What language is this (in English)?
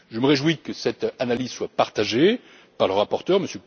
French